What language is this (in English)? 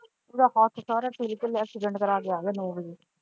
Punjabi